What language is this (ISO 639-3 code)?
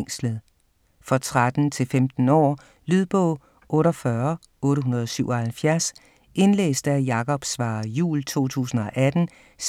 dan